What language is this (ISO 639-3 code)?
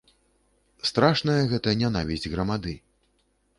bel